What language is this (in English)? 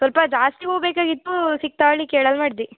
Kannada